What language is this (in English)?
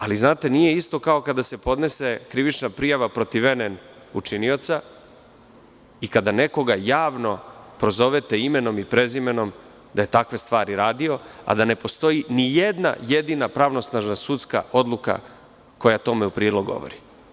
Serbian